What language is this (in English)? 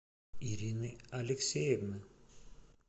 Russian